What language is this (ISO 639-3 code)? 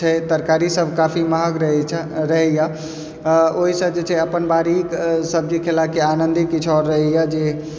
mai